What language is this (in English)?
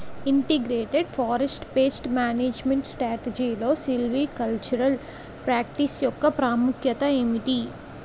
Telugu